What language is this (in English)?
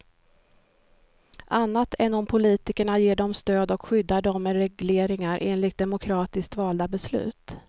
Swedish